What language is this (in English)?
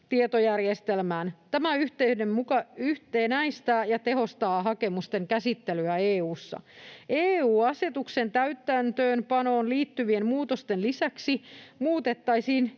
Finnish